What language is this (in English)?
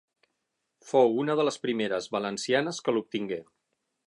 Catalan